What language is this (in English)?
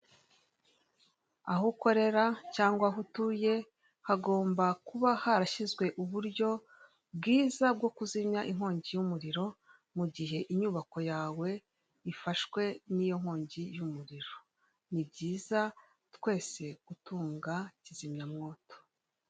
Kinyarwanda